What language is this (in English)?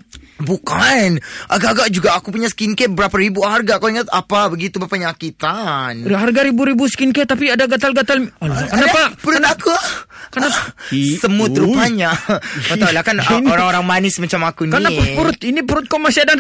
Malay